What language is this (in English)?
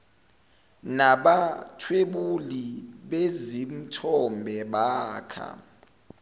Zulu